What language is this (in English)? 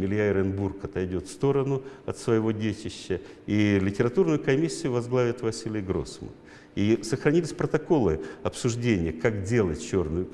Russian